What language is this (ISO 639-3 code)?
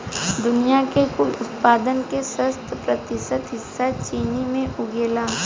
bho